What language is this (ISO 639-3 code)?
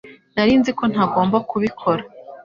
kin